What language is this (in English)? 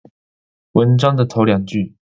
Chinese